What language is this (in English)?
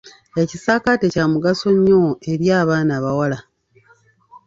Ganda